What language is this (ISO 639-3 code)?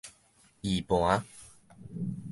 nan